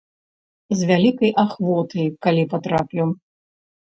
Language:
Belarusian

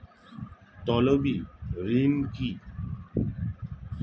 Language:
Bangla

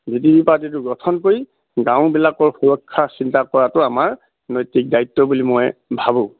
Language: Assamese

